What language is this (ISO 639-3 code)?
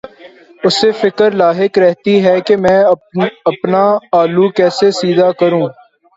urd